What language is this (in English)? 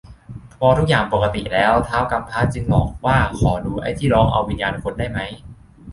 Thai